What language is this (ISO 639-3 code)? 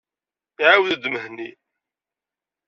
kab